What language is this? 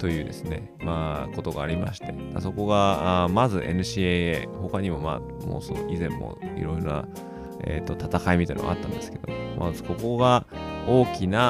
Japanese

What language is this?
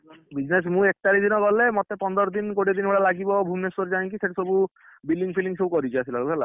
Odia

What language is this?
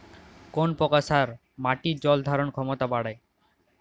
Bangla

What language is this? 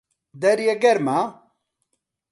Central Kurdish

